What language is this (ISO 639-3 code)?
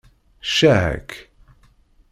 kab